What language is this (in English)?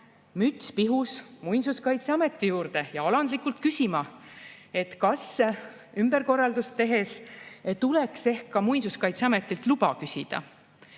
Estonian